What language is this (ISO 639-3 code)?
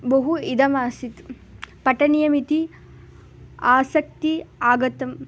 san